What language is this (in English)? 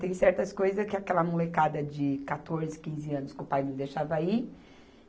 Portuguese